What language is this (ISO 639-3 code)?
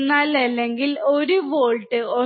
mal